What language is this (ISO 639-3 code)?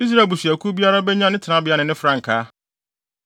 aka